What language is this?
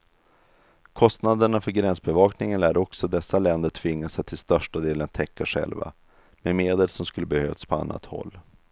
Swedish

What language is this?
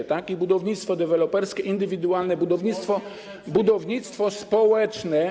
Polish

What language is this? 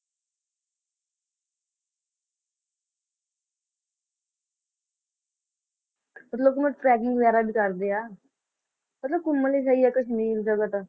Punjabi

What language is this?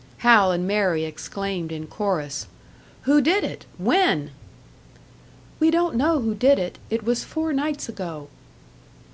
English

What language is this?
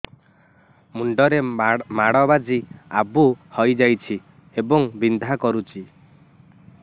Odia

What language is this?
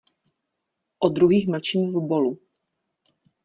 Czech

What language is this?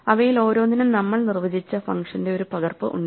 Malayalam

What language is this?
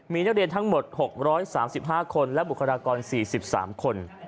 Thai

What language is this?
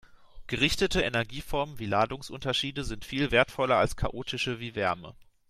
German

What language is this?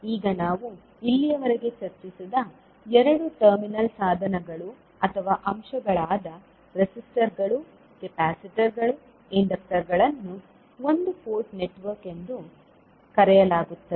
Kannada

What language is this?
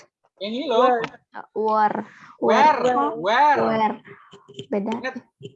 Indonesian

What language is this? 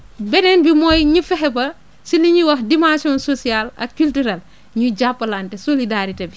Wolof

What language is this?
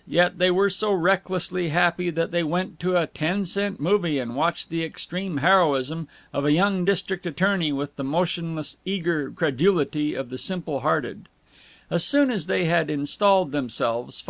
English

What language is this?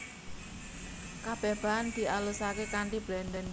Javanese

